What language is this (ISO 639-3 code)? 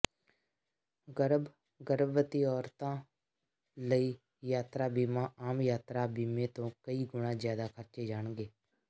pan